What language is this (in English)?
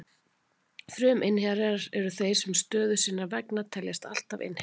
Icelandic